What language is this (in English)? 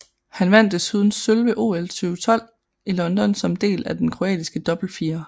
Danish